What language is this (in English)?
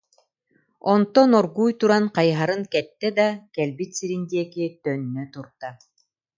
Yakut